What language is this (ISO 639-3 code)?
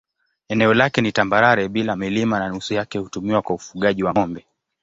swa